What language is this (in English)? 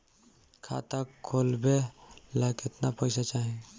Bhojpuri